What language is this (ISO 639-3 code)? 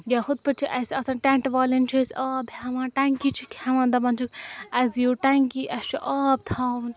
kas